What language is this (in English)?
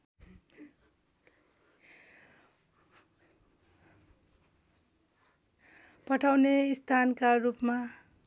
Nepali